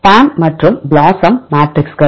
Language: Tamil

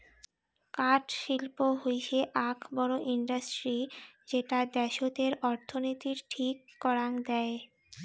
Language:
Bangla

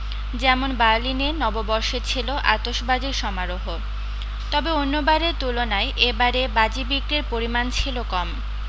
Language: Bangla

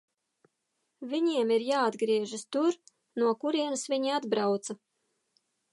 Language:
Latvian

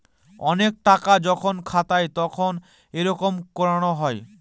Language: Bangla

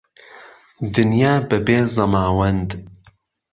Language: Central Kurdish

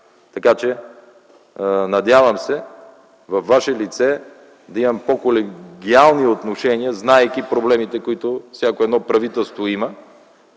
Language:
Bulgarian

